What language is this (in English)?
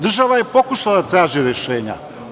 Serbian